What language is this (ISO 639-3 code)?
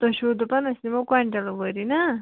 kas